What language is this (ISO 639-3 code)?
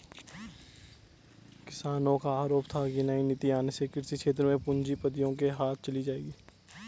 hin